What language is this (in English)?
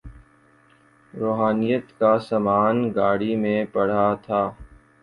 Urdu